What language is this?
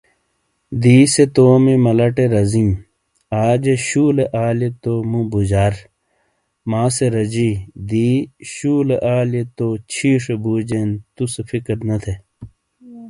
Shina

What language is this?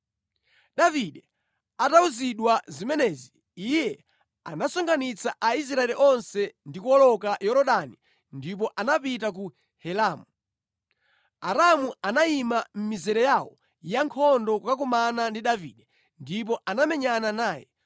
Nyanja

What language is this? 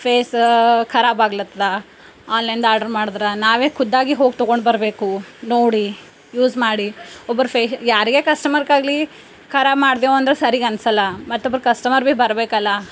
Kannada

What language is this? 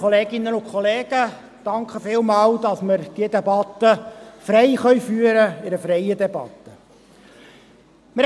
Swiss German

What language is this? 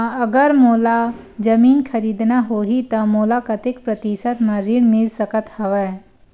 Chhattisgarhi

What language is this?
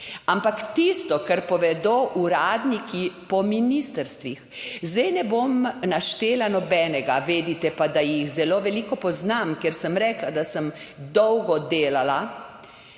Slovenian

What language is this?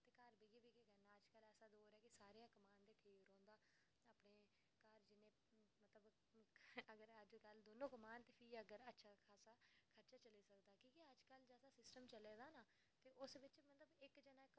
Dogri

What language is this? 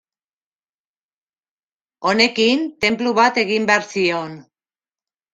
Basque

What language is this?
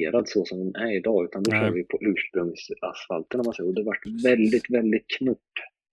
Swedish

